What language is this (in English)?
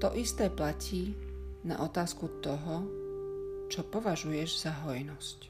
Slovak